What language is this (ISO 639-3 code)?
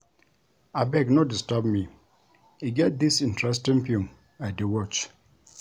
pcm